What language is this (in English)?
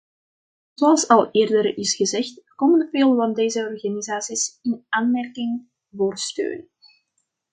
Dutch